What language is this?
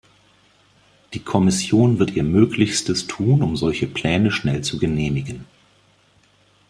German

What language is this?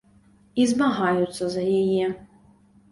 Belarusian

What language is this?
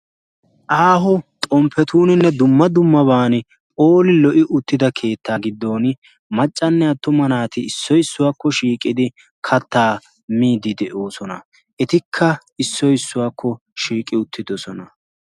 Wolaytta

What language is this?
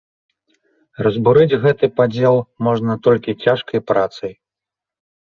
Belarusian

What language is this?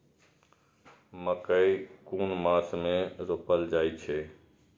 Maithili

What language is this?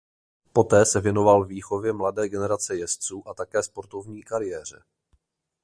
Czech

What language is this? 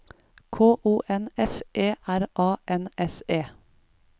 Norwegian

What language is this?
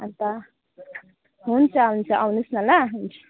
Nepali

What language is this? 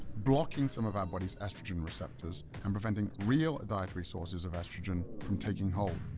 English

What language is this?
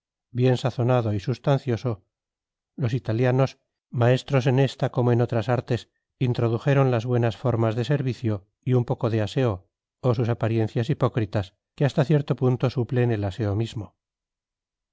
Spanish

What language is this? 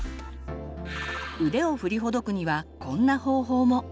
Japanese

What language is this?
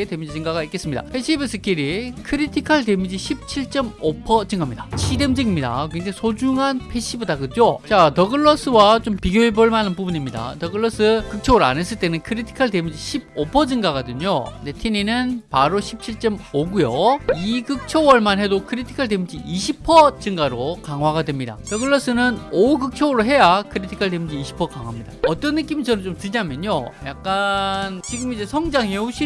Korean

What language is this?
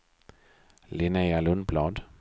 Swedish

